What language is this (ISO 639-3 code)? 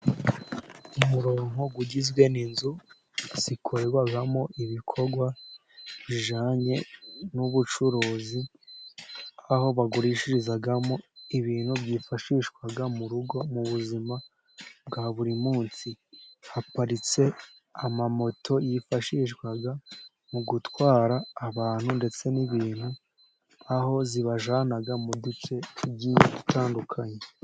kin